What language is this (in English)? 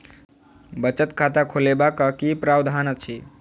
Maithili